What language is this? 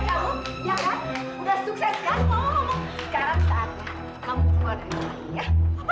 Indonesian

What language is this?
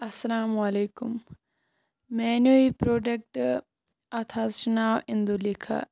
Kashmiri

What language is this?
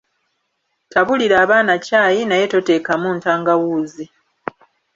Ganda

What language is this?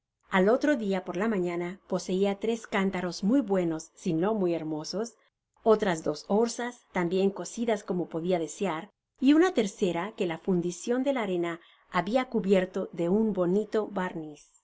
Spanish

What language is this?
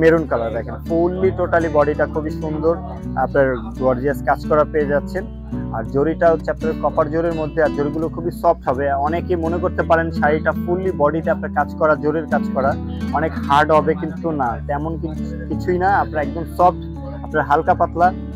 Korean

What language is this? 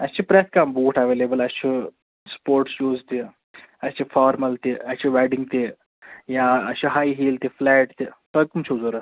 Kashmiri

